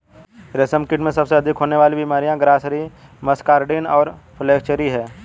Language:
Hindi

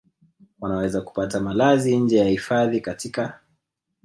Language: Swahili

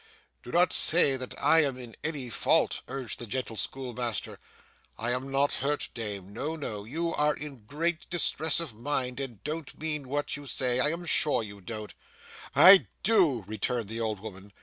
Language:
English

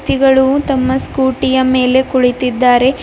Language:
Kannada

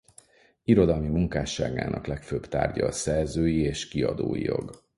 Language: Hungarian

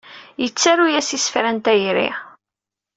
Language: Kabyle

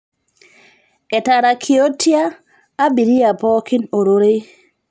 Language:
Masai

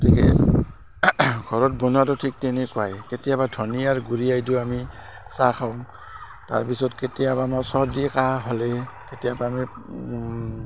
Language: Assamese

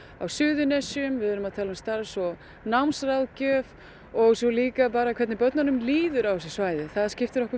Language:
Icelandic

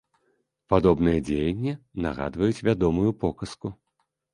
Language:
Belarusian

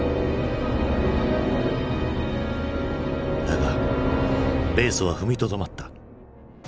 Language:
Japanese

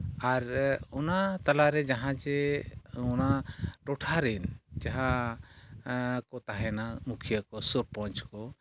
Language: Santali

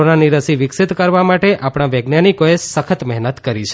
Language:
Gujarati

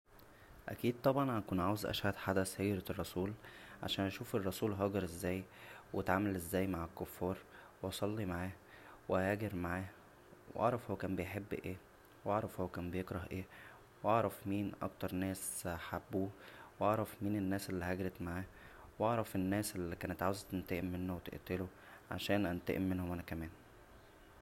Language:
Egyptian Arabic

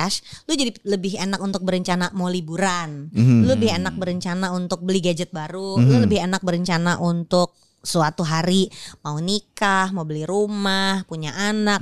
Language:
Indonesian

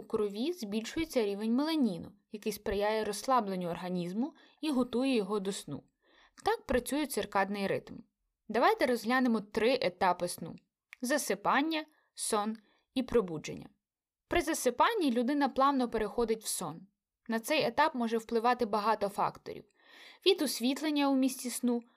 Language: Ukrainian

